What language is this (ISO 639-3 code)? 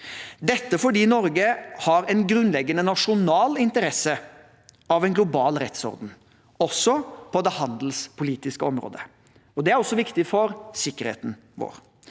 nor